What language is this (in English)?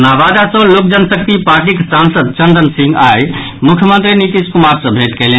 Maithili